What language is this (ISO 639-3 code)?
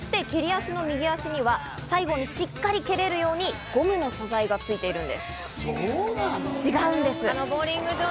jpn